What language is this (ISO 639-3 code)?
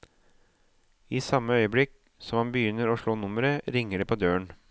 nor